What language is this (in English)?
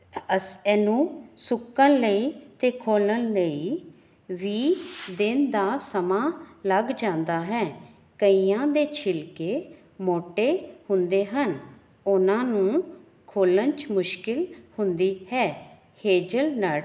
Punjabi